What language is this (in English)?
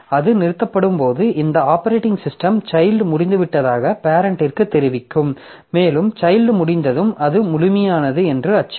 Tamil